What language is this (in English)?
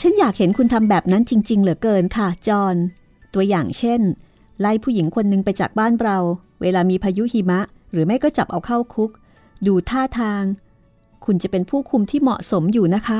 Thai